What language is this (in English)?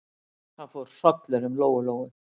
Icelandic